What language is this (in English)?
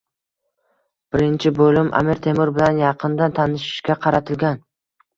Uzbek